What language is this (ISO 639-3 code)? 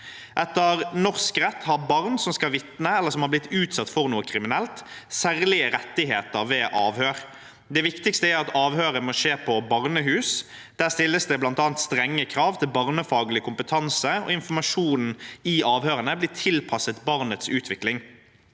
nor